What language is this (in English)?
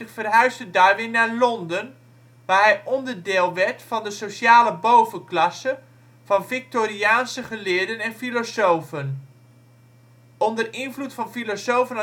Dutch